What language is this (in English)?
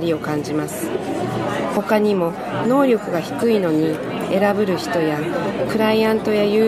Japanese